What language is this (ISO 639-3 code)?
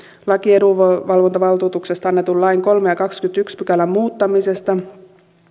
fin